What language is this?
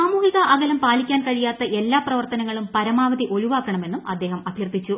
Malayalam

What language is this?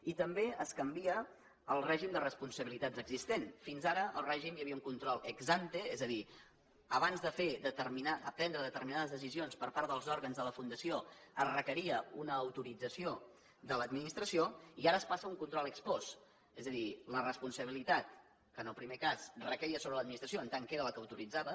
Catalan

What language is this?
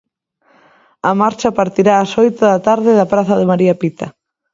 Galician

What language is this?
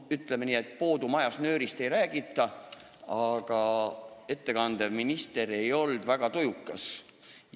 Estonian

